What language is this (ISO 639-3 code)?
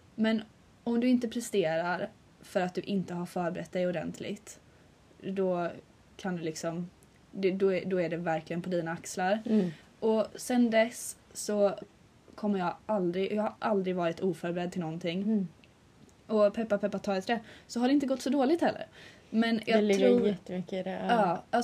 swe